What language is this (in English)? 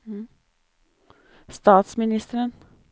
Norwegian